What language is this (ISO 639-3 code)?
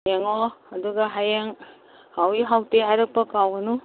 mni